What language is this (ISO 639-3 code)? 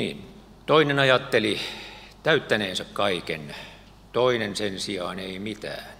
fin